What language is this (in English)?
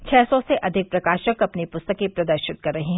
Hindi